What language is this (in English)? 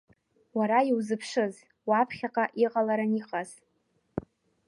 Abkhazian